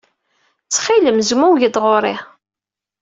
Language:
Kabyle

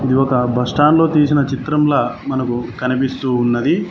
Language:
Telugu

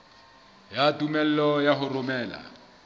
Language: Southern Sotho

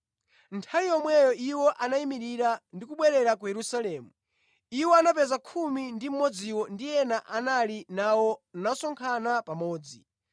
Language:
Nyanja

